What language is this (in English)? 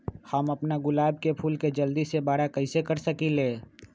Magahi